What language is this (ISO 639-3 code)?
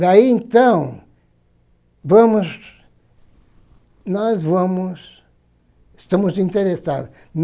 por